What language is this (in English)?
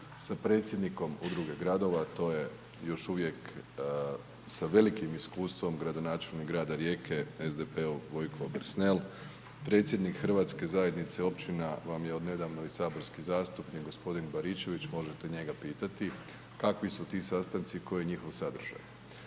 Croatian